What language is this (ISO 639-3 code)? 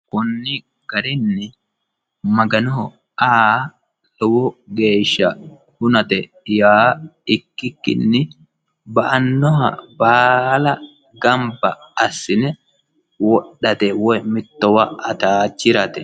sid